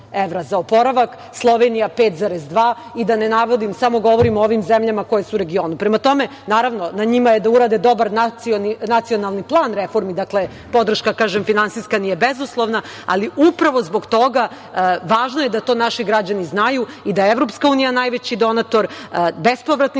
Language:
Serbian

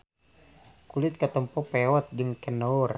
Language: Sundanese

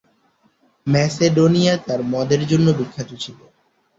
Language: Bangla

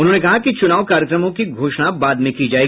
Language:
Hindi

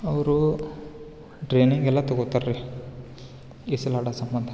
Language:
Kannada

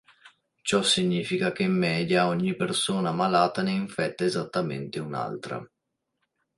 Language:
Italian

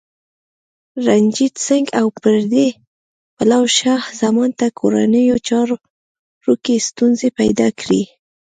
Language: Pashto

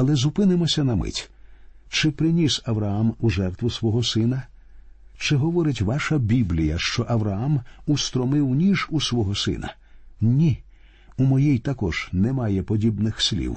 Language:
Ukrainian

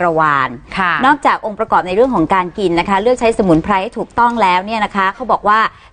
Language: Thai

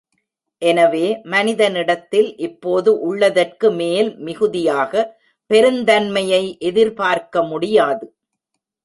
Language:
Tamil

